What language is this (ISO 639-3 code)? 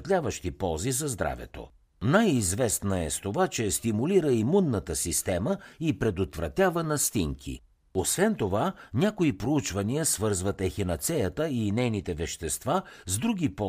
bul